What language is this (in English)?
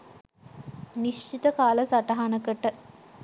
Sinhala